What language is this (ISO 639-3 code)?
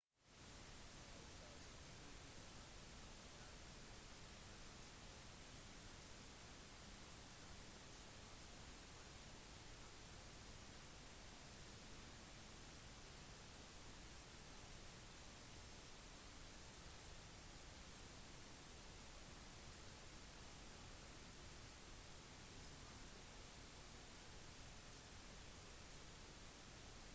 nob